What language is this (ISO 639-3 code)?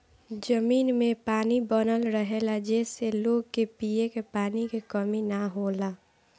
bho